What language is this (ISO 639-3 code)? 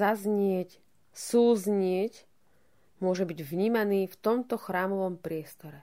slk